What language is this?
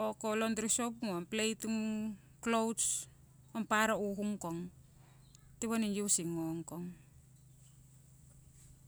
Siwai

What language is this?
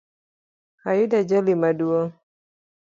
Luo (Kenya and Tanzania)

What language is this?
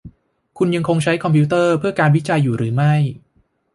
Thai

